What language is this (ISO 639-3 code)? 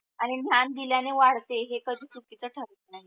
mar